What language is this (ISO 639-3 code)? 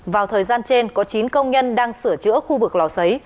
vie